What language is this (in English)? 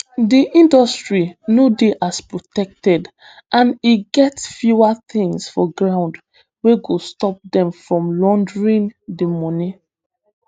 Nigerian Pidgin